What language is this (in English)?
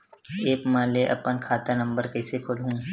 Chhattisgarhi